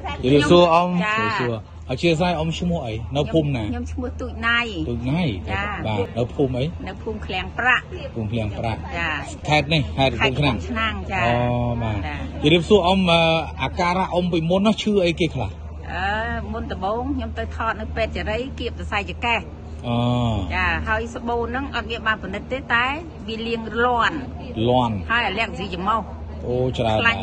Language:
Thai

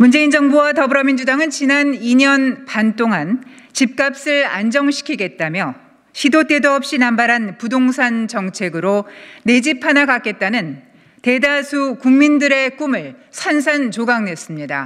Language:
Korean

